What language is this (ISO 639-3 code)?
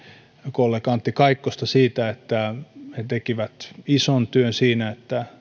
fin